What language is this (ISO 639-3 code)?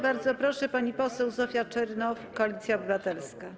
pol